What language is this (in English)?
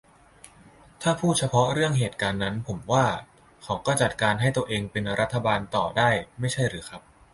Thai